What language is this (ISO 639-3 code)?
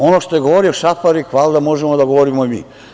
srp